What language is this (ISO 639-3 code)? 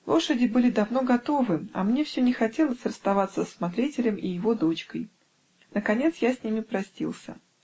rus